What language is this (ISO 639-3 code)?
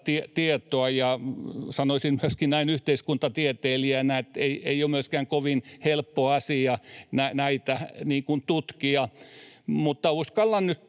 fin